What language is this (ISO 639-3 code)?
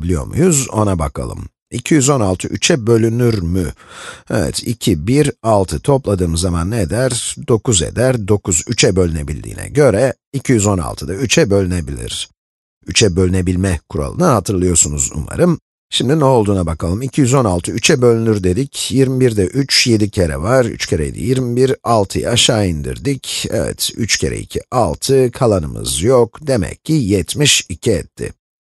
tur